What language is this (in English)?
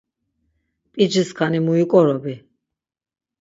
Laz